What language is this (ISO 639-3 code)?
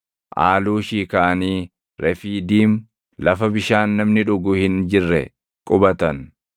orm